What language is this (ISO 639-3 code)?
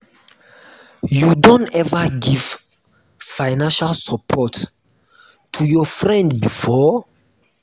pcm